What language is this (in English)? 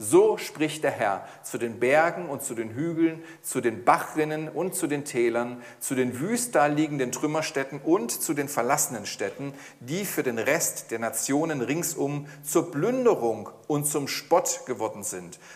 German